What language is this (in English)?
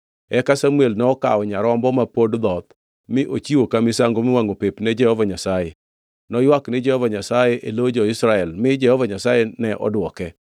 Luo (Kenya and Tanzania)